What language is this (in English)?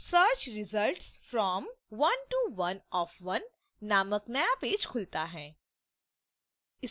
Hindi